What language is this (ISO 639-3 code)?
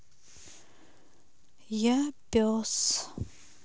rus